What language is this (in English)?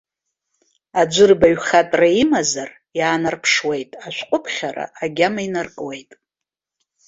Abkhazian